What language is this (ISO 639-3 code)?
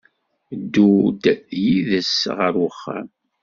kab